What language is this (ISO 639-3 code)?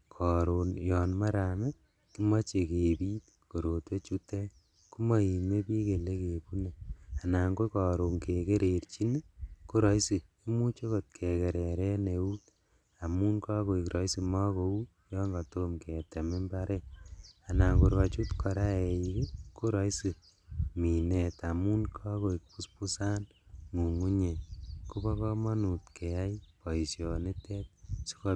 kln